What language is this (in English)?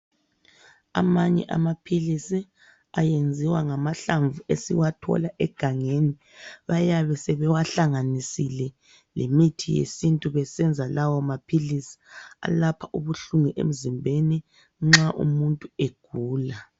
North Ndebele